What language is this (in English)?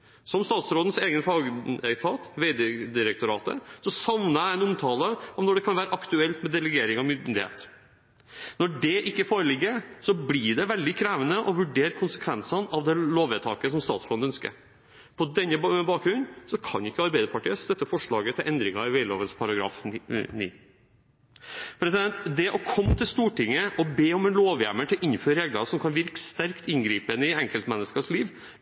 Norwegian Bokmål